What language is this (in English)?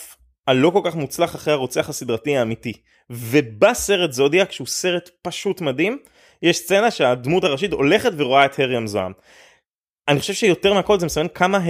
Hebrew